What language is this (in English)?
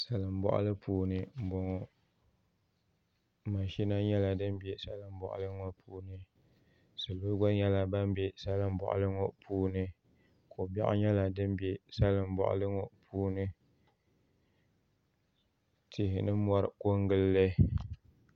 Dagbani